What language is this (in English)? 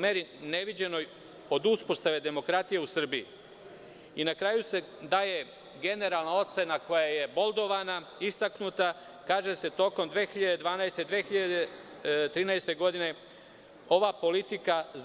Serbian